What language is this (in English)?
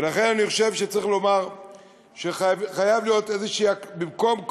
Hebrew